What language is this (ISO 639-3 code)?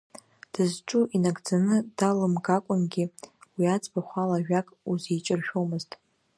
abk